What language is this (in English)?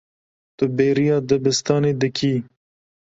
Kurdish